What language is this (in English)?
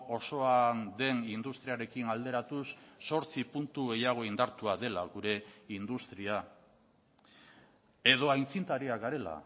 Basque